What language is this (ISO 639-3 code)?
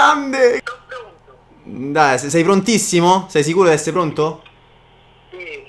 ita